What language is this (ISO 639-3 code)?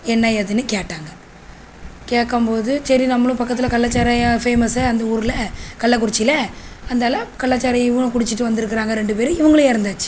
tam